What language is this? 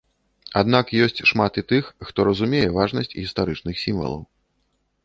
Belarusian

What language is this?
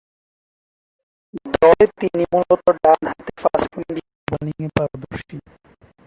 Bangla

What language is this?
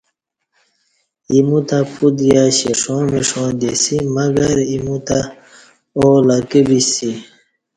Kati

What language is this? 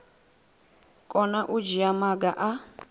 Venda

